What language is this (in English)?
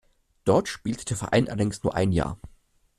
German